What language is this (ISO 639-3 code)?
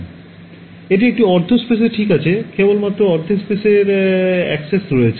ben